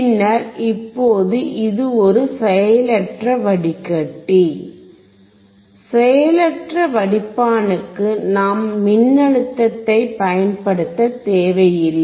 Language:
Tamil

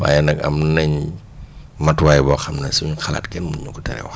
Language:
Wolof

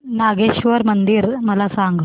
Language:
Marathi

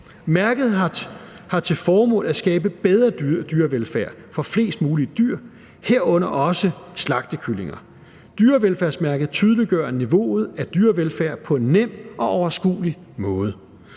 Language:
Danish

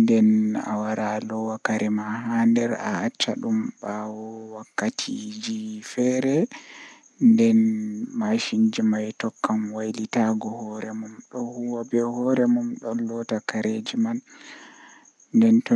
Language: Western Niger Fulfulde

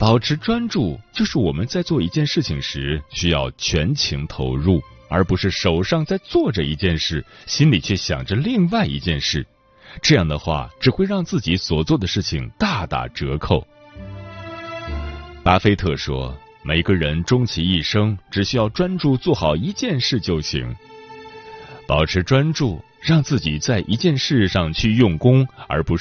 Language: Chinese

